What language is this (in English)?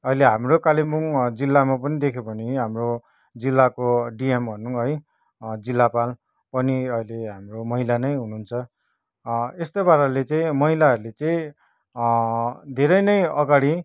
Nepali